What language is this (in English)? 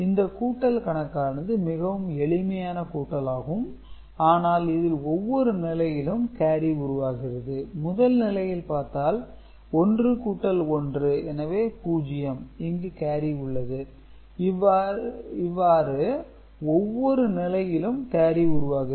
Tamil